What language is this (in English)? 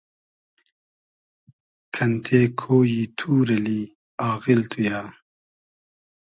Hazaragi